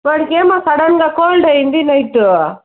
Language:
Telugu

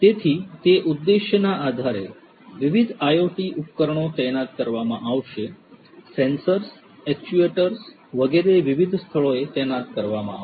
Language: Gujarati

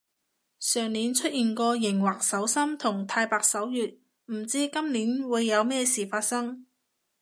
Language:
Cantonese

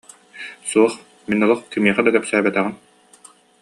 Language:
Yakut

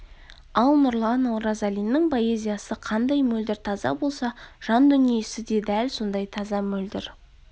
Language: Kazakh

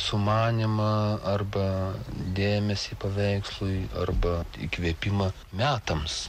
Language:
Lithuanian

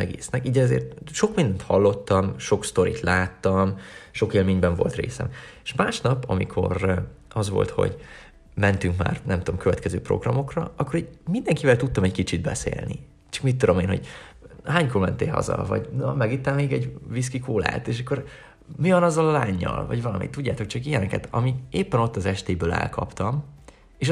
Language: Hungarian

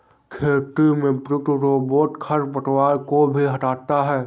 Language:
Hindi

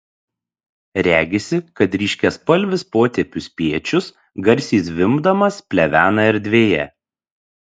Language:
Lithuanian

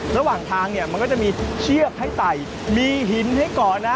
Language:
Thai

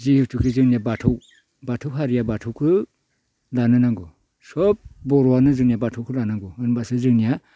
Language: Bodo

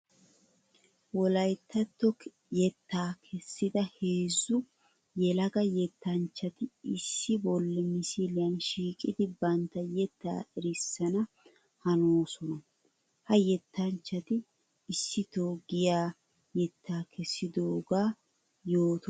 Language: Wolaytta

